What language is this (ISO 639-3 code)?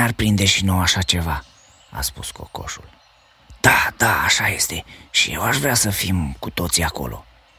ron